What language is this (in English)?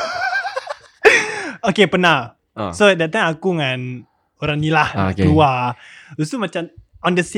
Malay